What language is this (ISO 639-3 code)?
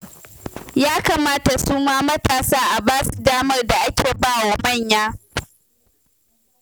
hau